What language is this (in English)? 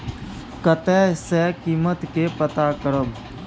Maithili